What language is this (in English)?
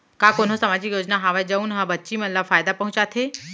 Chhattisgarhi